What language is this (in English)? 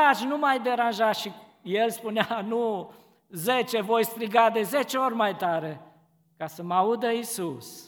Romanian